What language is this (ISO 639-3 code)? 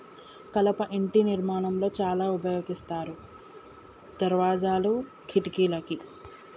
tel